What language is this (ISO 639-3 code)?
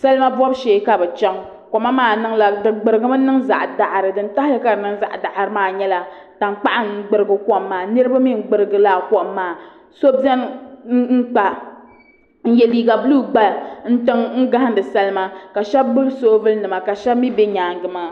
dag